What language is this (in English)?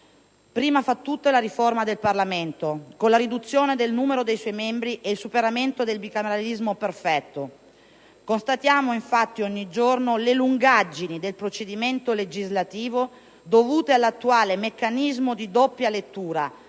Italian